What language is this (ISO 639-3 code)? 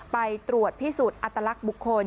tha